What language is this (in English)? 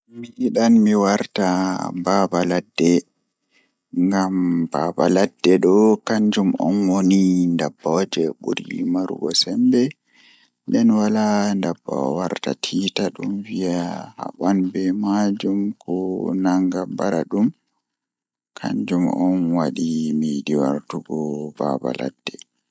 Fula